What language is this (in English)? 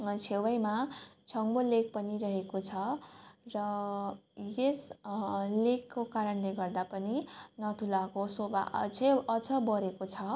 Nepali